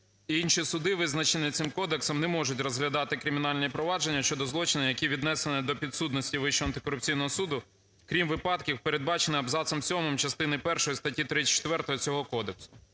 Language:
Ukrainian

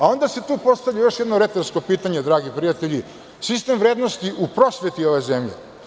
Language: Serbian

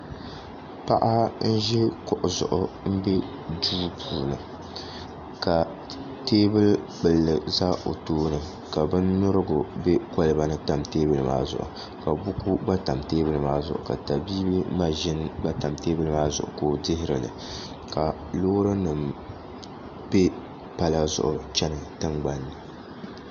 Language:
Dagbani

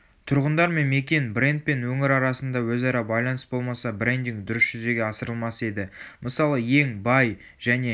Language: Kazakh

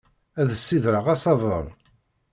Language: Kabyle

